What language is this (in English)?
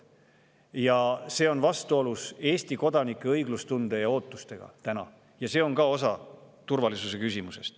Estonian